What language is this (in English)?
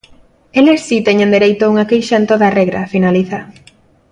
Galician